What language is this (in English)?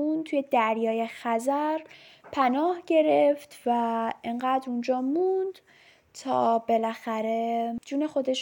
Persian